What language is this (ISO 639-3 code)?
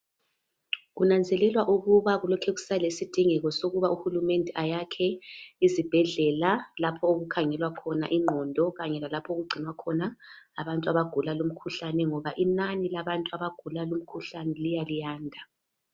nde